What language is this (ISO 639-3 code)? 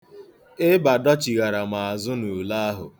ibo